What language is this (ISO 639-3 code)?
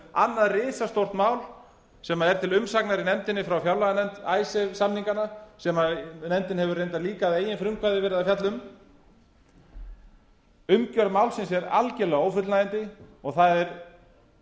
isl